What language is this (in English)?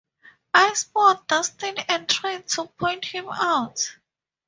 English